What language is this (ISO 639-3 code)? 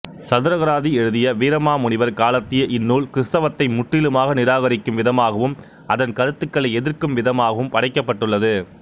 tam